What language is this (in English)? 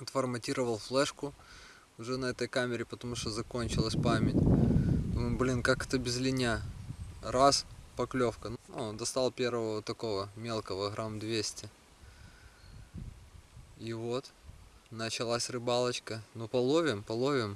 Russian